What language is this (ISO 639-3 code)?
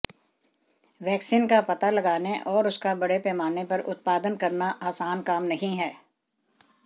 hin